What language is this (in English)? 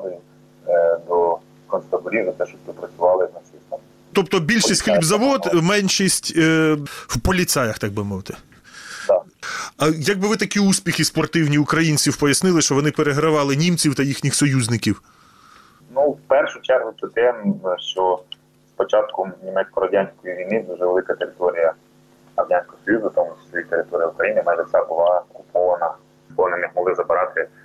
Ukrainian